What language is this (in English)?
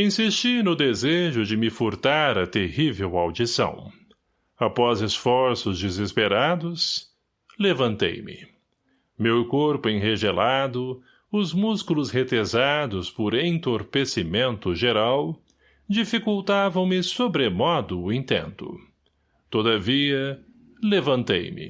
Portuguese